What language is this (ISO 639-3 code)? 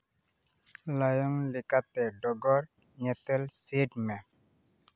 sat